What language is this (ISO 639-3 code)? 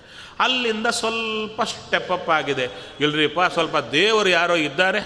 kan